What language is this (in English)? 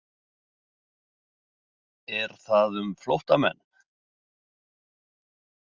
Icelandic